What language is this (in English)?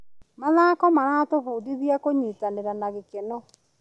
Kikuyu